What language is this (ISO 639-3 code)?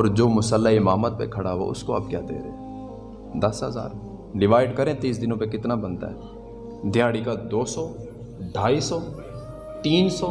urd